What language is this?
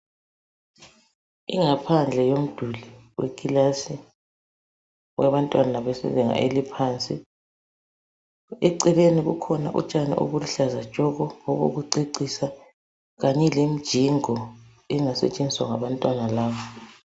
North Ndebele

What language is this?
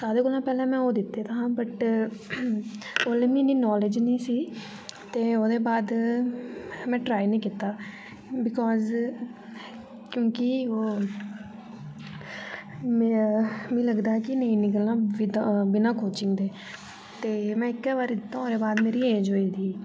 Dogri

